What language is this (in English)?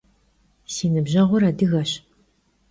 Kabardian